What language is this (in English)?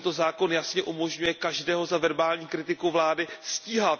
Czech